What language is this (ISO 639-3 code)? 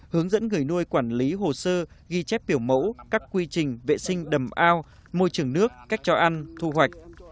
vie